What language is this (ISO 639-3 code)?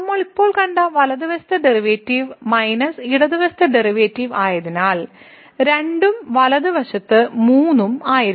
mal